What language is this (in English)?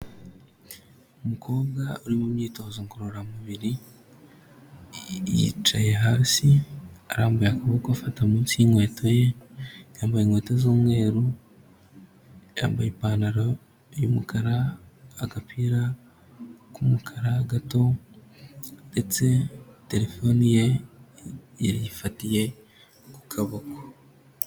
Kinyarwanda